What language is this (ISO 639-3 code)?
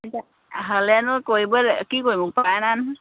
asm